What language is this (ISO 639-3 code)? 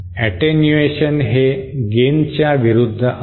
mar